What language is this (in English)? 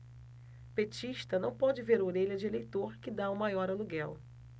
Portuguese